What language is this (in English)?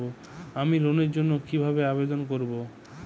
Bangla